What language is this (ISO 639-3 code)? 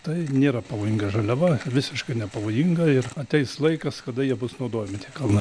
lit